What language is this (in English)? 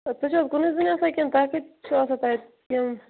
Kashmiri